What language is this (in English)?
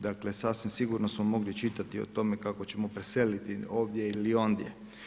Croatian